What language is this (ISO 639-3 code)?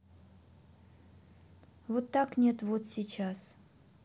rus